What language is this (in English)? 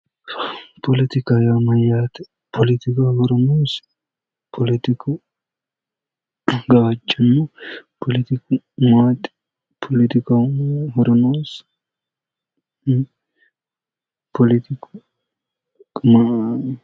Sidamo